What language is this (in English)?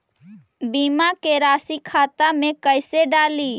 Magahi